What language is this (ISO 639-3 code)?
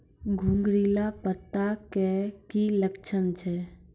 mai